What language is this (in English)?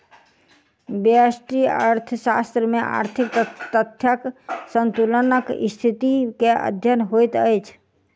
Maithili